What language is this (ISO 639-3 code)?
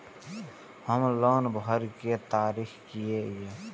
mai